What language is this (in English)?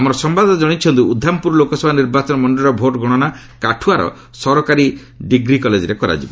Odia